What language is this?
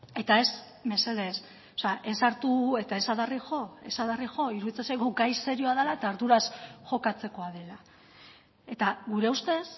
Basque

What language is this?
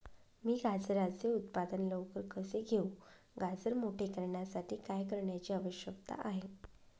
Marathi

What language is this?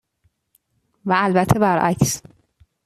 Persian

